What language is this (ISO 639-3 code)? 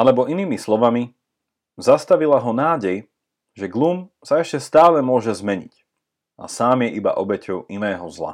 slk